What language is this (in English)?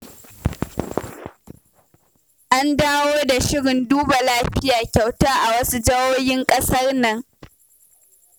Hausa